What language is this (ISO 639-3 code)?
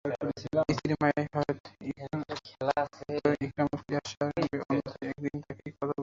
ben